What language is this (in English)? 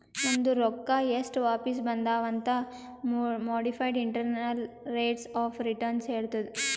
Kannada